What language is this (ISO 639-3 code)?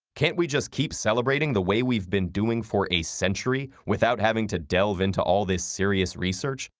eng